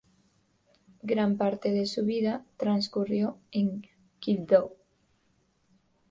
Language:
Spanish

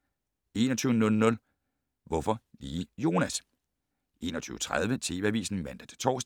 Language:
Danish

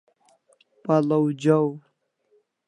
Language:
Kalasha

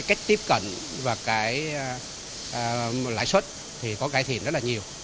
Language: Vietnamese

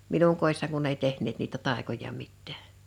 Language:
Finnish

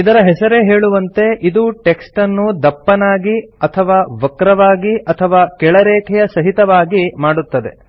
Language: Kannada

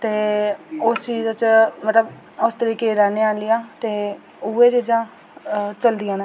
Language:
Dogri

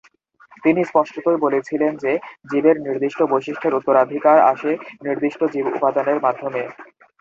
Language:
Bangla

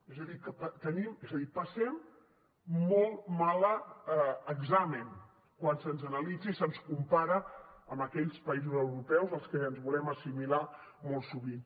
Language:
Catalan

